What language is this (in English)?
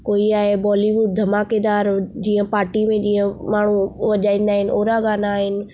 Sindhi